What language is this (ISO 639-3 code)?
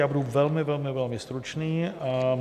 ces